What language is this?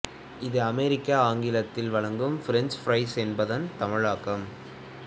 Tamil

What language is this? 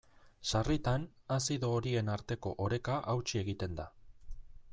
Basque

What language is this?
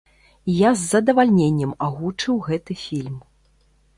Belarusian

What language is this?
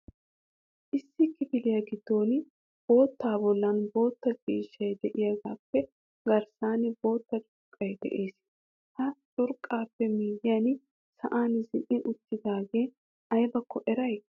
Wolaytta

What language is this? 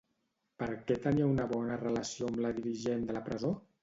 Catalan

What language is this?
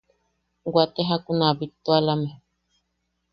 Yaqui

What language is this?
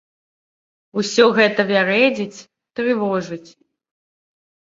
Belarusian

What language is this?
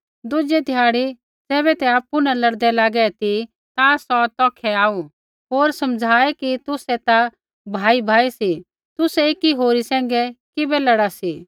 Kullu Pahari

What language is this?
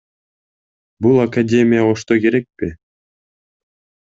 Kyrgyz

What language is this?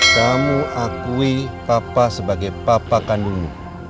Indonesian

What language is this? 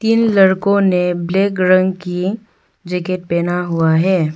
Hindi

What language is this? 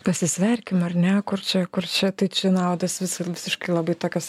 Lithuanian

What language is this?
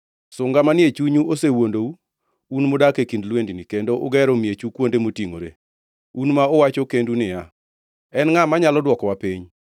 Luo (Kenya and Tanzania)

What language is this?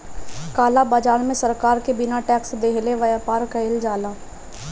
Bhojpuri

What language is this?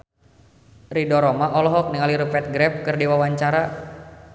Sundanese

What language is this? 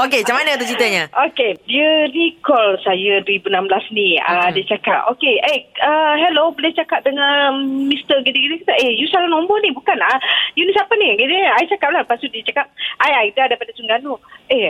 Malay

